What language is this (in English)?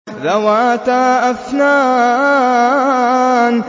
Arabic